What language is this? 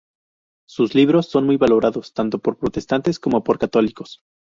Spanish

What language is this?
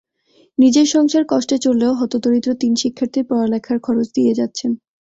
Bangla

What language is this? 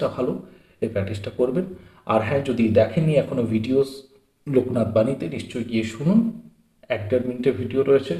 Hindi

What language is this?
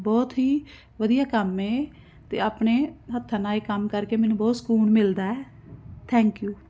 Punjabi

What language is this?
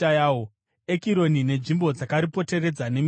Shona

